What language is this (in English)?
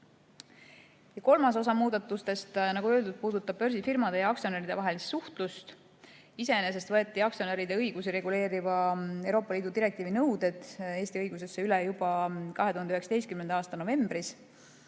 Estonian